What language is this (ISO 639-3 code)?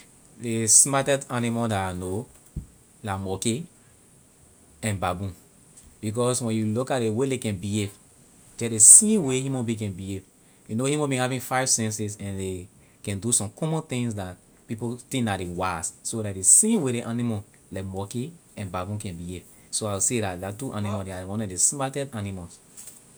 lir